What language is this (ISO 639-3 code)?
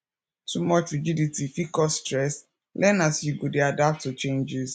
pcm